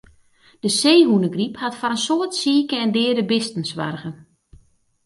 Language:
Western Frisian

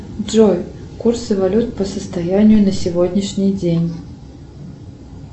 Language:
Russian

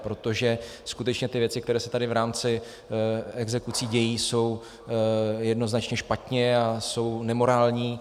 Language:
Czech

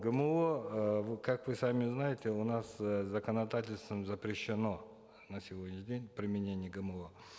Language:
Kazakh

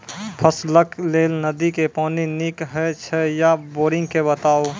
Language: Maithili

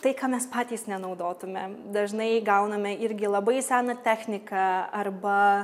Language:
Lithuanian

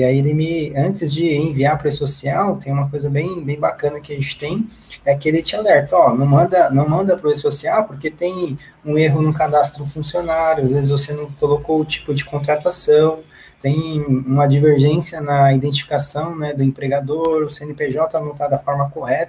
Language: Portuguese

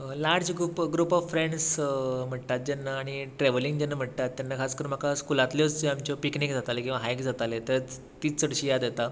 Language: Konkani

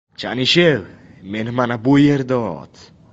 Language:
Uzbek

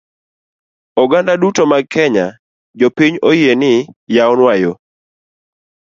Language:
Luo (Kenya and Tanzania)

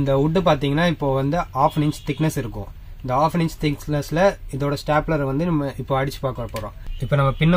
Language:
Tamil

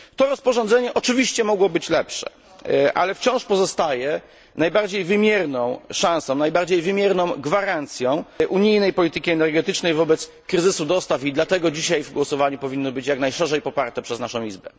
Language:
Polish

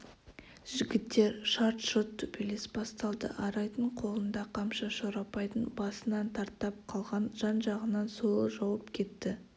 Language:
Kazakh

